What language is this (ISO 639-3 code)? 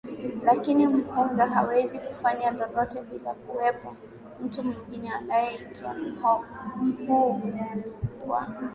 swa